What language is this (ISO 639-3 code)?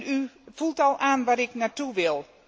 nld